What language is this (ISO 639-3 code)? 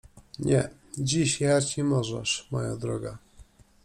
pol